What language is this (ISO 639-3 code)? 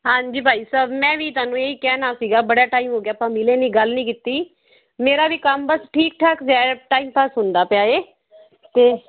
pan